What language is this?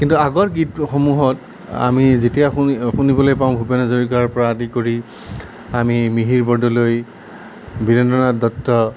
Assamese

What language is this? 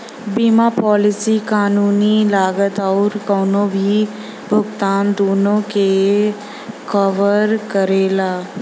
Bhojpuri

